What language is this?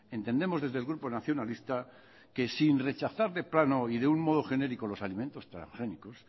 Spanish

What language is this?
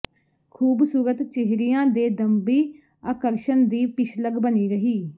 Punjabi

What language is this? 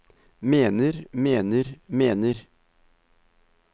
Norwegian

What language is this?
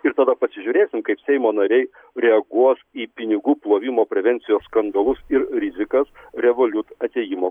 Lithuanian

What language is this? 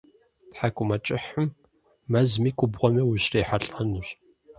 Kabardian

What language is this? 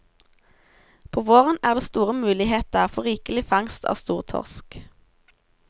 Norwegian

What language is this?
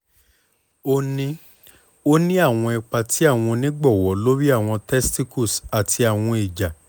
Yoruba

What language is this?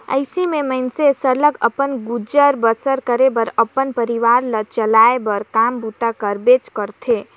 Chhattisgarhi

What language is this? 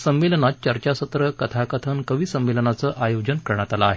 Marathi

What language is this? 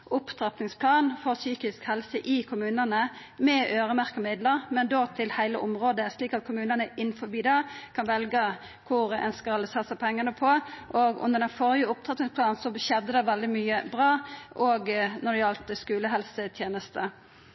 Norwegian Nynorsk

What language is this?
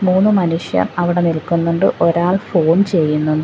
Malayalam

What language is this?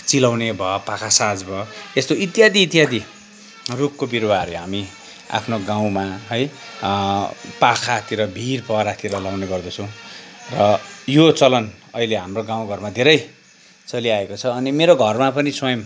Nepali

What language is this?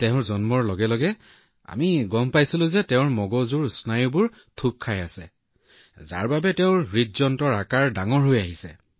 Assamese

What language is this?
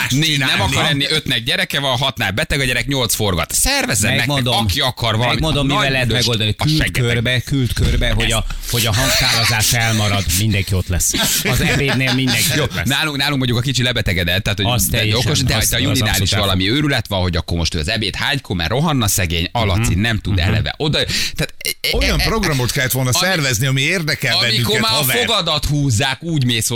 Hungarian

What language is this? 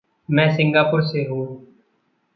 Hindi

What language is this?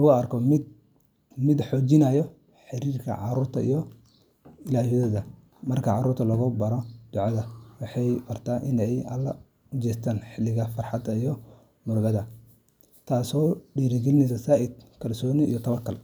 Somali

